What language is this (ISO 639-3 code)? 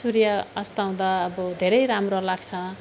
nep